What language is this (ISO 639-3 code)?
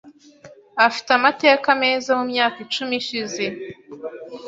kin